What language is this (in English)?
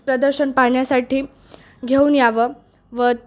Marathi